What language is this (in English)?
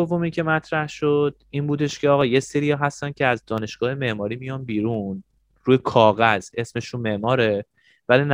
Persian